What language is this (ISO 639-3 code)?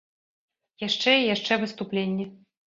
bel